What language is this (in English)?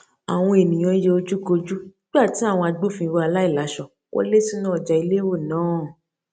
Yoruba